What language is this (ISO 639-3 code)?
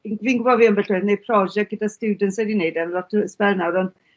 cym